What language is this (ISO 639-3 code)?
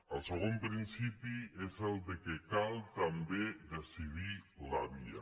cat